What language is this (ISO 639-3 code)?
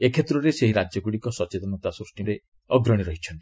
ori